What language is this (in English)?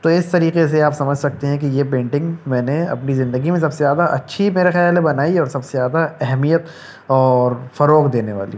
Urdu